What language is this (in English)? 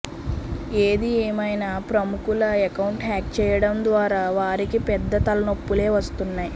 Telugu